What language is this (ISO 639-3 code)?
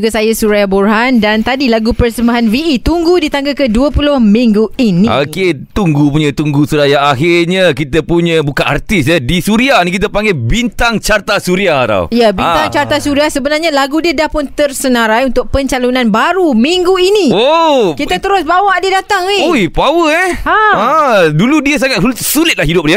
msa